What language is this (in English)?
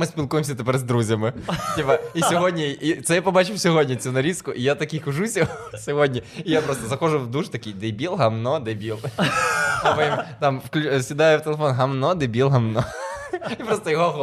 Ukrainian